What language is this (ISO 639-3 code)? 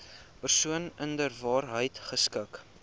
afr